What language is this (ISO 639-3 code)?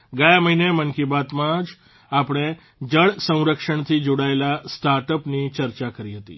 guj